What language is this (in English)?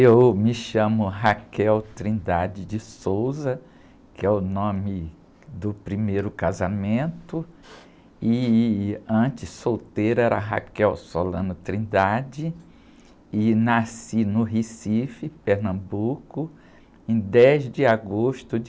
Portuguese